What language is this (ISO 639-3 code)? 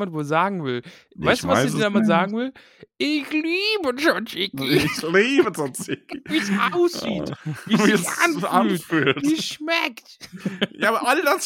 deu